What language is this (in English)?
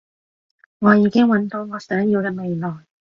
Cantonese